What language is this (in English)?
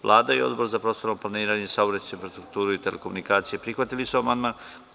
Serbian